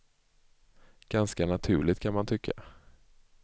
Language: Swedish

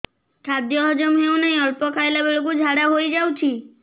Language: Odia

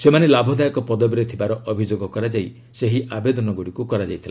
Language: Odia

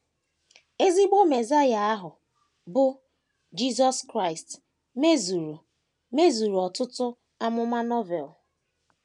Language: Igbo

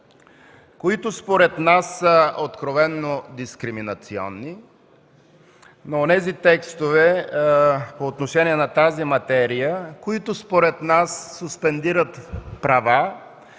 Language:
Bulgarian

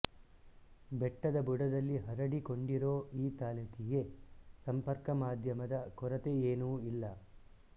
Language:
Kannada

